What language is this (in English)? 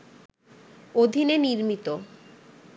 Bangla